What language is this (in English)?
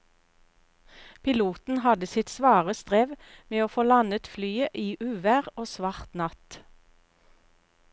Norwegian